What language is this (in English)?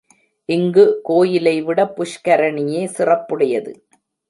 Tamil